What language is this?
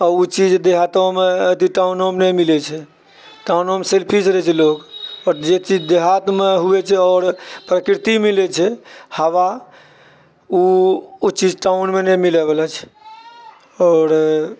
Maithili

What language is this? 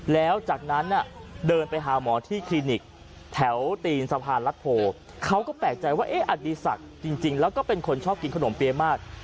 Thai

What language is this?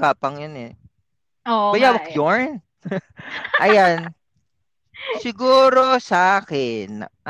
Filipino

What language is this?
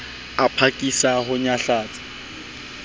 Southern Sotho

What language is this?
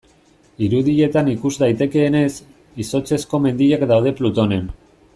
Basque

